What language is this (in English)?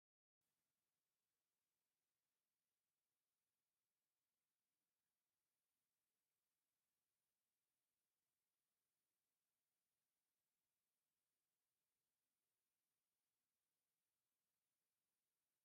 Tigrinya